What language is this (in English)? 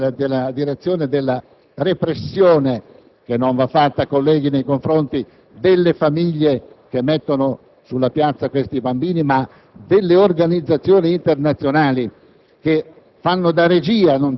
Italian